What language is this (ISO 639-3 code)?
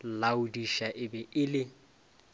nso